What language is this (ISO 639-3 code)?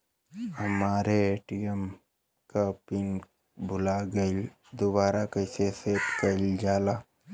bho